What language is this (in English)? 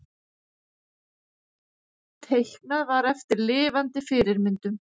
Icelandic